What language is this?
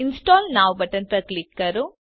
Gujarati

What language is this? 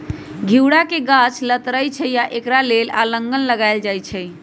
Magahi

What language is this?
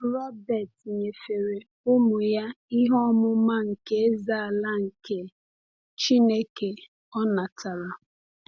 Igbo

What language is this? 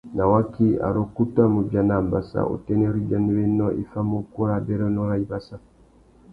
Tuki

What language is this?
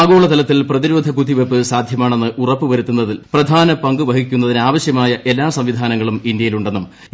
Malayalam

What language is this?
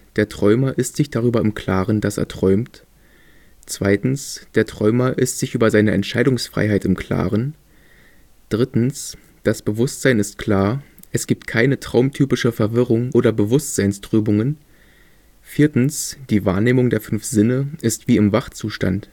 German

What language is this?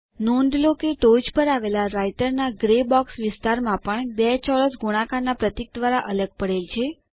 Gujarati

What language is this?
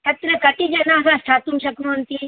Sanskrit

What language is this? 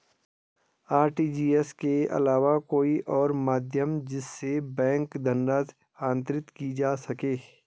Hindi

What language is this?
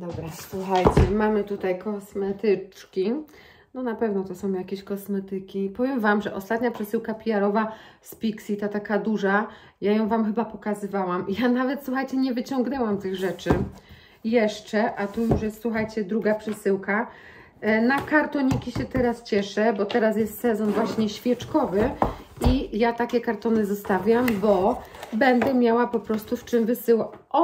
Polish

